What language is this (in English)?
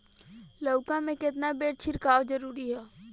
Bhojpuri